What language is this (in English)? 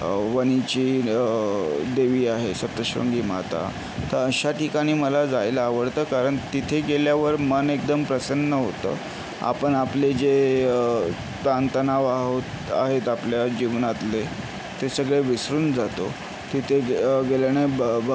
Marathi